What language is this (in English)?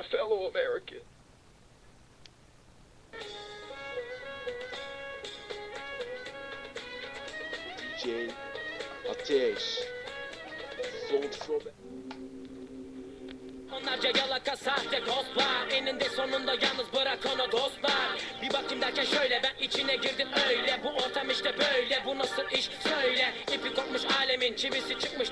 Turkish